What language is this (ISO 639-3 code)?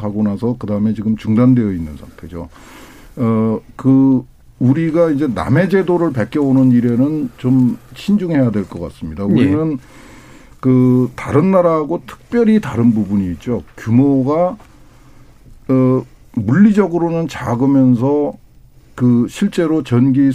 kor